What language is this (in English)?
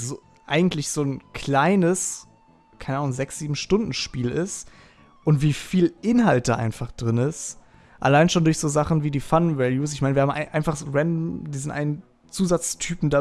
German